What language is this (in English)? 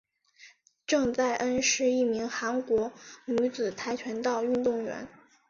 Chinese